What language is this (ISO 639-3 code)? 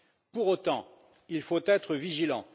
fra